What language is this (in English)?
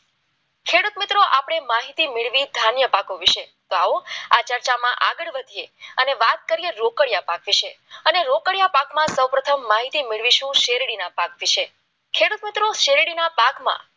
Gujarati